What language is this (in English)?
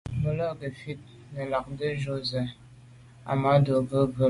Medumba